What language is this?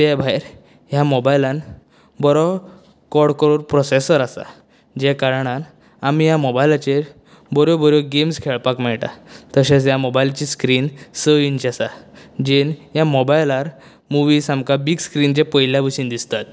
Konkani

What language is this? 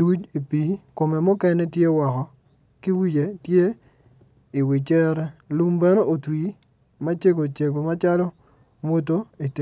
Acoli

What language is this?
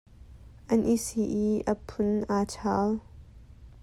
Hakha Chin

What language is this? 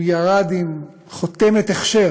Hebrew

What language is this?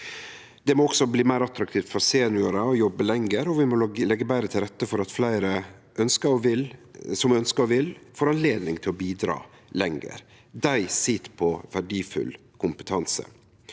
Norwegian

